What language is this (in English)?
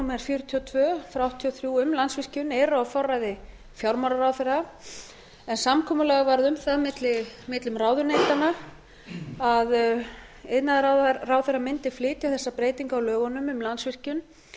Icelandic